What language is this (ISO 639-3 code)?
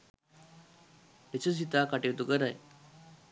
sin